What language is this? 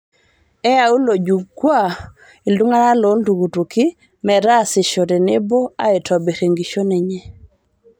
Masai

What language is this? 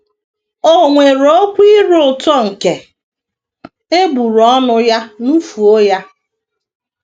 Igbo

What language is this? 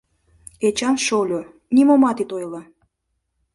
Mari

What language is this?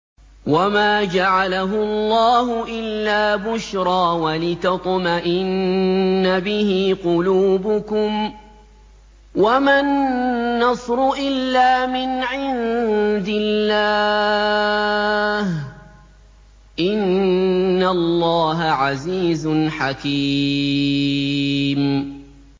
Arabic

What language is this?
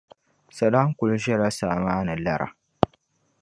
Dagbani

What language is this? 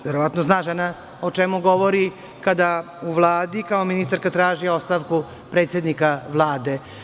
Serbian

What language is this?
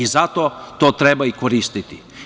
Serbian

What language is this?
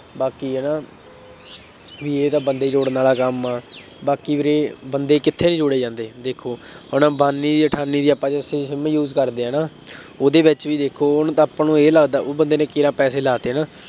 Punjabi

